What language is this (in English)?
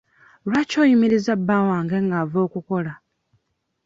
Ganda